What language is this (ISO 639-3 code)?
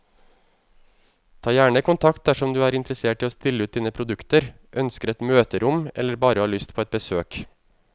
nor